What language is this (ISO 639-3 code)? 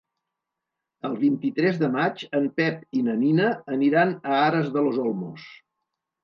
cat